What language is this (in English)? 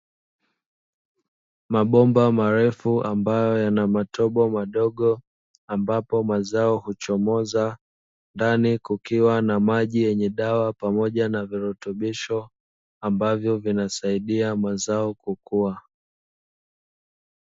Swahili